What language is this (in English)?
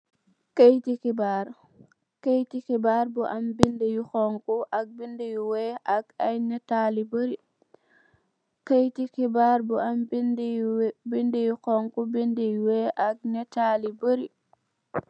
Wolof